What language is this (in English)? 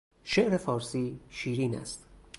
Persian